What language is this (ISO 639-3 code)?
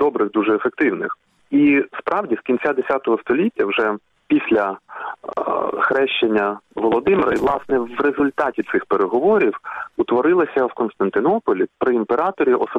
ukr